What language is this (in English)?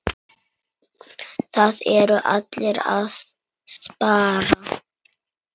Icelandic